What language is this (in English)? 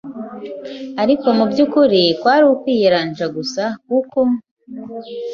Kinyarwanda